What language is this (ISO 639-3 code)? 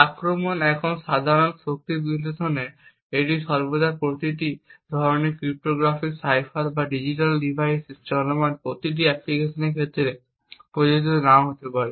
ben